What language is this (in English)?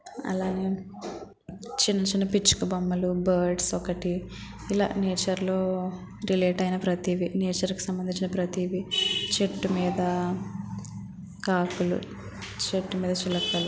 Telugu